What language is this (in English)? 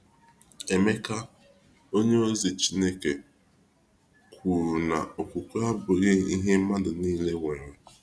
Igbo